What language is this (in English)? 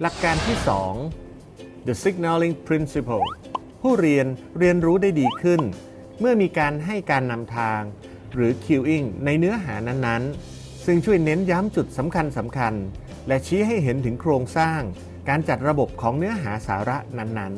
Thai